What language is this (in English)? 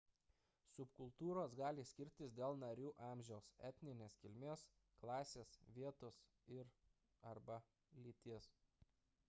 Lithuanian